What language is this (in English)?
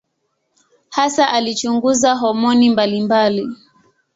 Swahili